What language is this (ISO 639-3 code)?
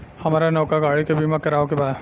bho